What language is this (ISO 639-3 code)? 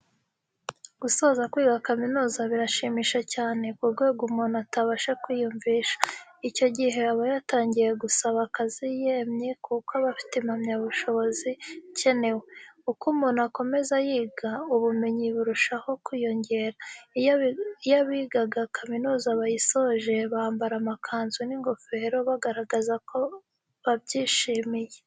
kin